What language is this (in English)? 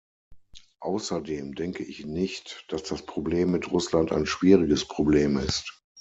German